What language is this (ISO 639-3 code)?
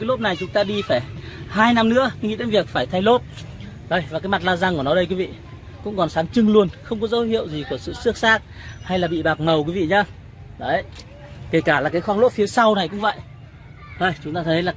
vie